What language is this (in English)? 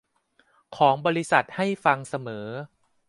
Thai